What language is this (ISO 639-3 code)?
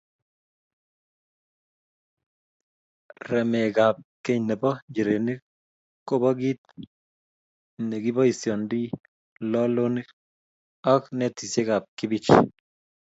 kln